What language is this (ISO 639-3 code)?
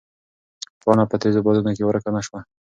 pus